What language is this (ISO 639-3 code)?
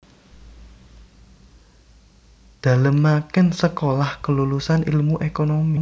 jav